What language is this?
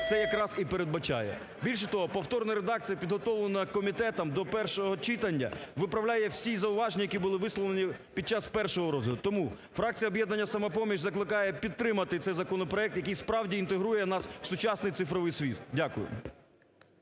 Ukrainian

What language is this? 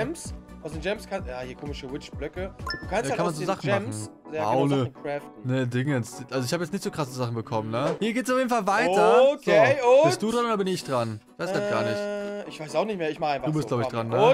German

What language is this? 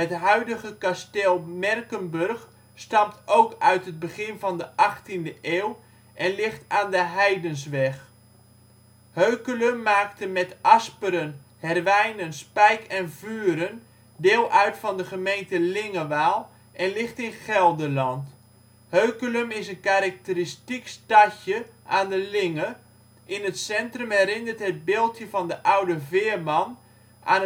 Dutch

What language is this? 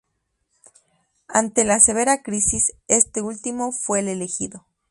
Spanish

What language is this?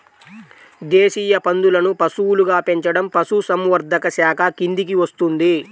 Telugu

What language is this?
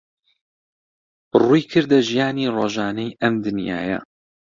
Central Kurdish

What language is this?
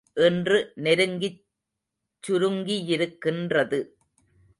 Tamil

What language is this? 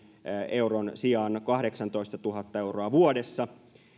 Finnish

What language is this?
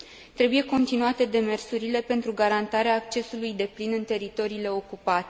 Romanian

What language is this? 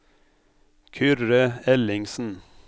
Norwegian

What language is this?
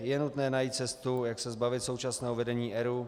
Czech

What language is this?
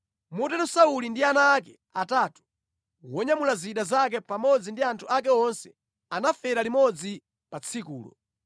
Nyanja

